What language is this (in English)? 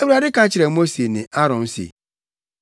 Akan